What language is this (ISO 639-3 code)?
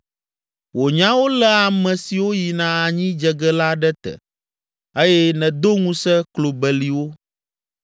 ewe